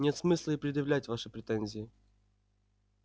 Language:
Russian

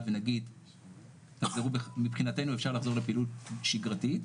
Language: Hebrew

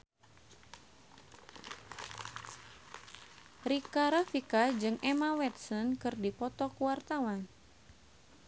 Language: Sundanese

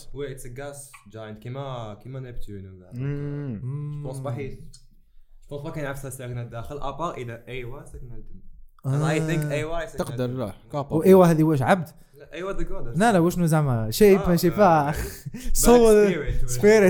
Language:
Arabic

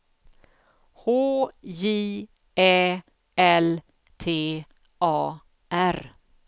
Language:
Swedish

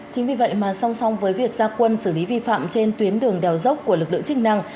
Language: Vietnamese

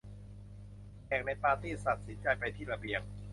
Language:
Thai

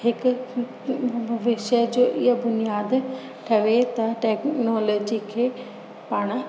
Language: Sindhi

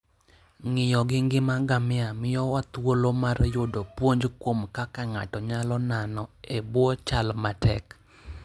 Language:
Luo (Kenya and Tanzania)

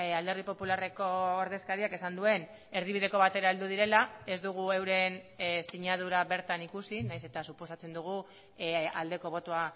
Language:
Basque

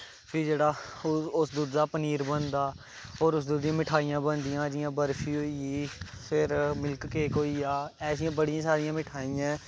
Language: Dogri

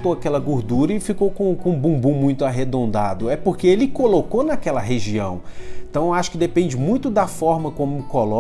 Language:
Portuguese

